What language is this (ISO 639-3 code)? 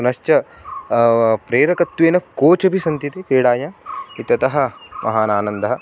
san